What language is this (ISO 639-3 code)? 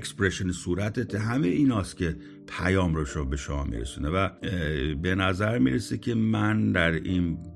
fas